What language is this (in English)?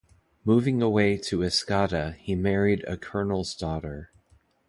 English